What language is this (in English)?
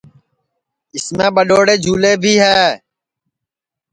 Sansi